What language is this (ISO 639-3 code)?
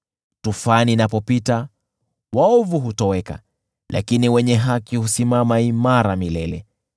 swa